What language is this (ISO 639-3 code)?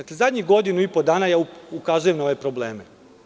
srp